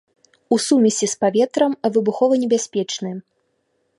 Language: Belarusian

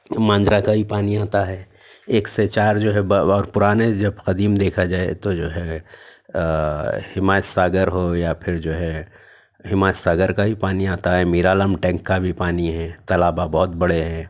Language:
Urdu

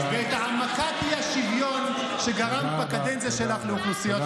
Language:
Hebrew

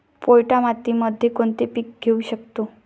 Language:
Marathi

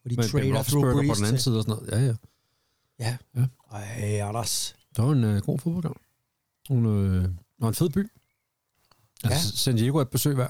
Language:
Danish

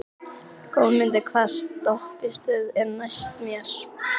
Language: Icelandic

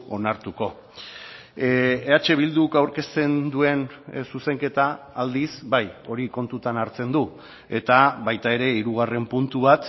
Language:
Basque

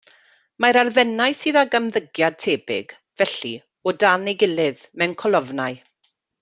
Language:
Welsh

